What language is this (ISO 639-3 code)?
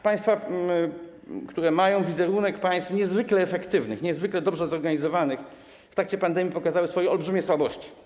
pol